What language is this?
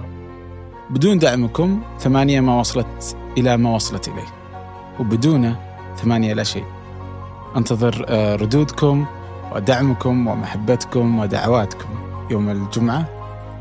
Arabic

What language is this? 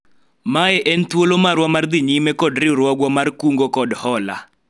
Luo (Kenya and Tanzania)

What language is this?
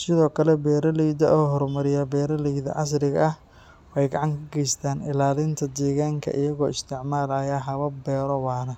Somali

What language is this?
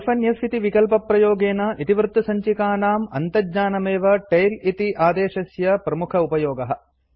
Sanskrit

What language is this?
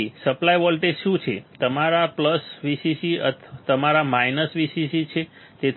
Gujarati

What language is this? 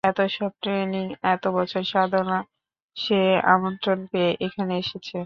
Bangla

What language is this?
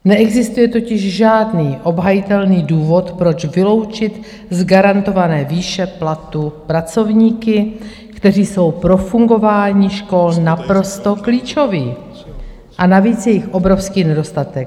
Czech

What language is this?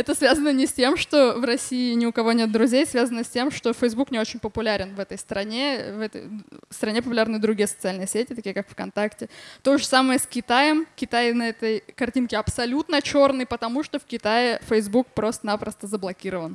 Russian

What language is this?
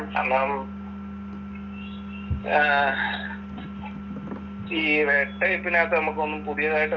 Malayalam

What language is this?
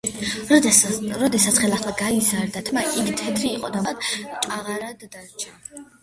Georgian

